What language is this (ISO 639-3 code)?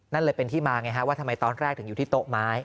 tha